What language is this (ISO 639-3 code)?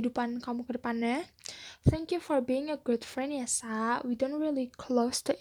ind